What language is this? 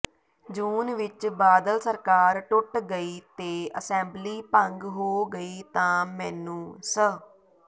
Punjabi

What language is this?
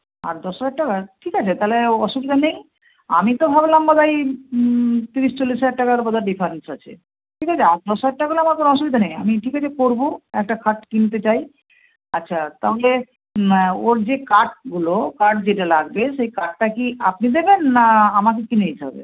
Bangla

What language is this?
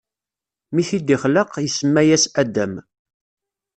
Kabyle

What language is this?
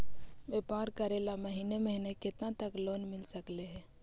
Magahi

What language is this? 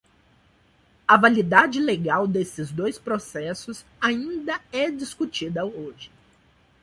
Portuguese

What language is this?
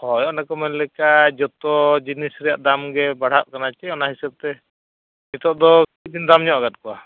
Santali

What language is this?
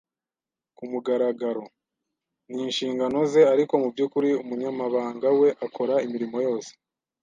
Kinyarwanda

